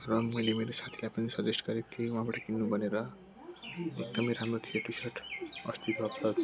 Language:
Nepali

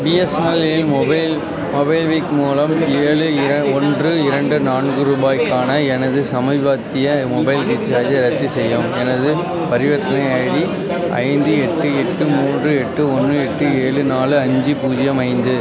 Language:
Tamil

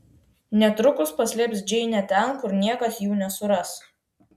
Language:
Lithuanian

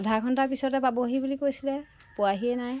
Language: Assamese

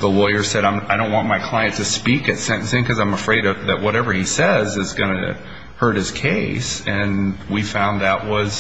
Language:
English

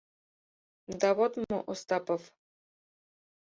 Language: Mari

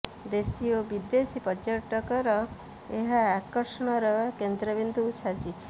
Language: Odia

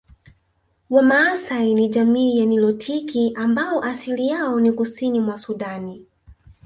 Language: Swahili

